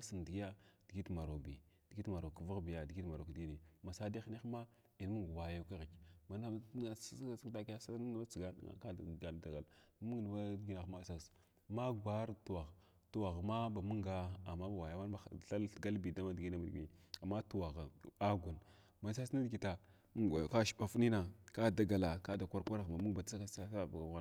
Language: Glavda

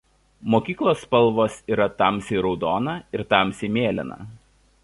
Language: Lithuanian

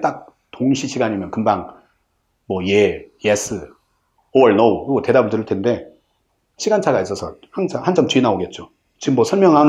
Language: Korean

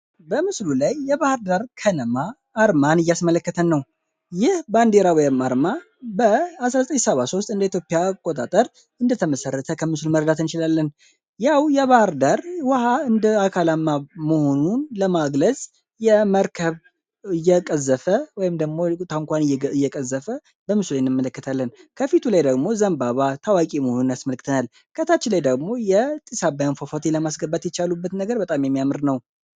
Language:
Amharic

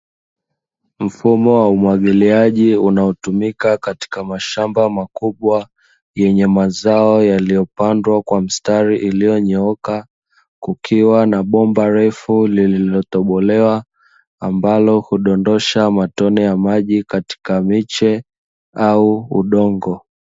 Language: Swahili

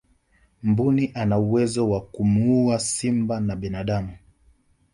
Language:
Swahili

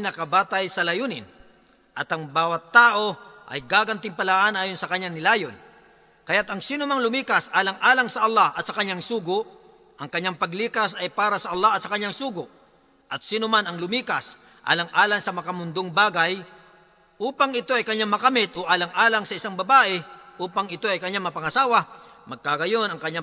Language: Filipino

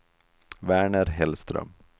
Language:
Swedish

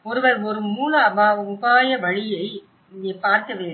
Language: Tamil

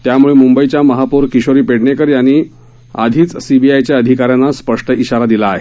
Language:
Marathi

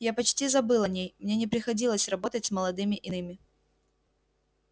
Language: Russian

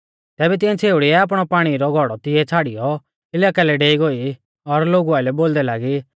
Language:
Mahasu Pahari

